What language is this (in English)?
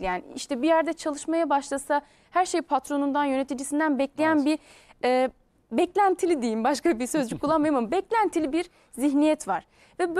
Turkish